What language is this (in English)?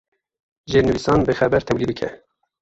Kurdish